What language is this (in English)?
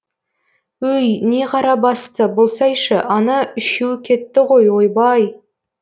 Kazakh